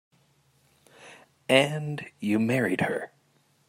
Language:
English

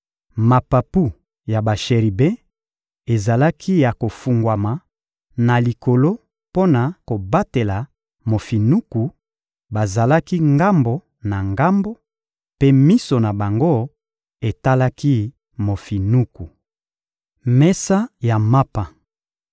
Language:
Lingala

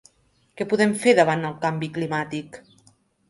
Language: Catalan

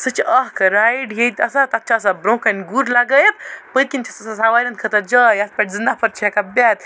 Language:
Kashmiri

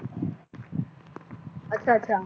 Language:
Punjabi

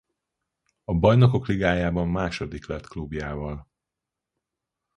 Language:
Hungarian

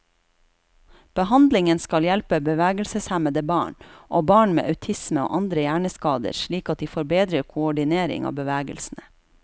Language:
Norwegian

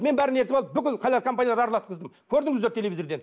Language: Kazakh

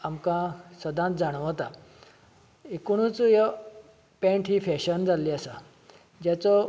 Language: Konkani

